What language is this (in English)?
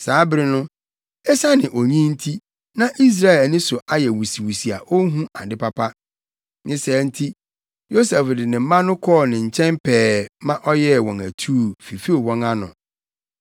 Akan